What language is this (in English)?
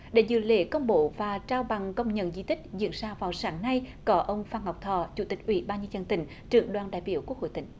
Vietnamese